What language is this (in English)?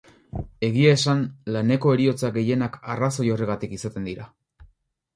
Basque